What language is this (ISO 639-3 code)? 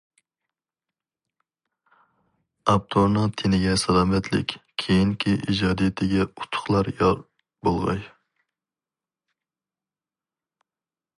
uig